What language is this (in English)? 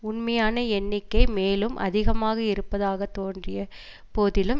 Tamil